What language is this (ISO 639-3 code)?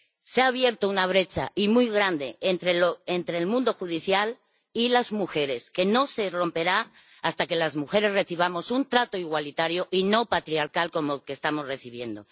spa